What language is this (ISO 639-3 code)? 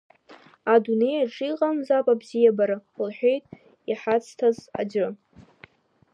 abk